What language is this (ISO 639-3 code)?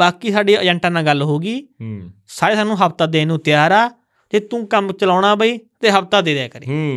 pan